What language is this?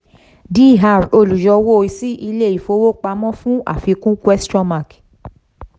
Yoruba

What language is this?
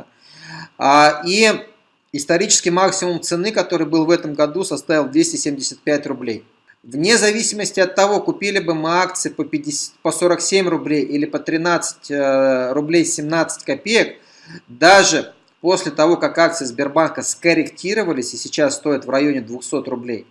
Russian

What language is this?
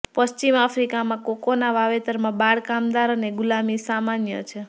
Gujarati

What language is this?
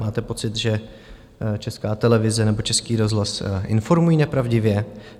Czech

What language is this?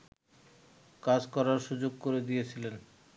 Bangla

